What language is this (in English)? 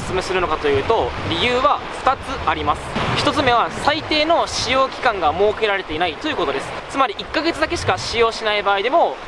Japanese